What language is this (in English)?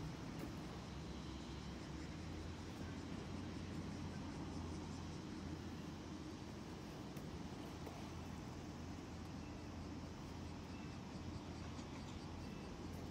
Japanese